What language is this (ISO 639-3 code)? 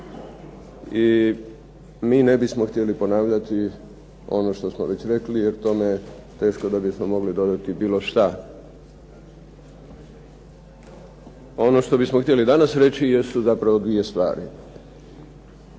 hrv